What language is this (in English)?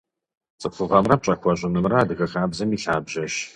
Kabardian